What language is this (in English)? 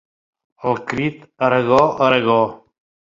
Catalan